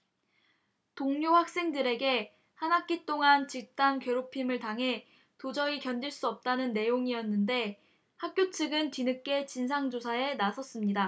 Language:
Korean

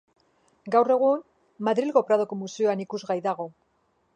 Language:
Basque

